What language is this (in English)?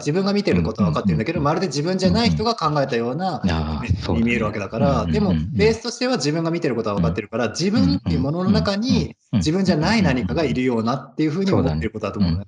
Japanese